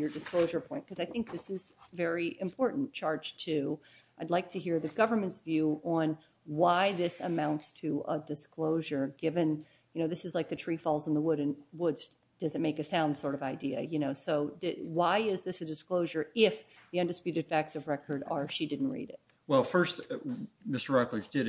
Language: English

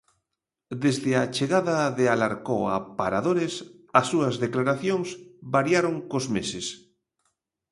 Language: Galician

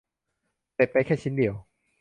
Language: Thai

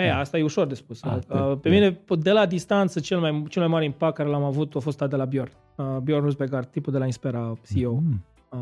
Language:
Romanian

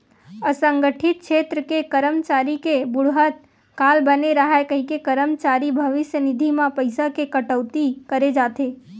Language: Chhattisgarhi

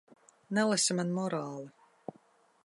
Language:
Latvian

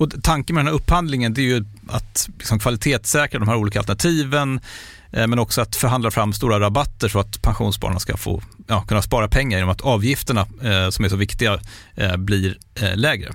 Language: Swedish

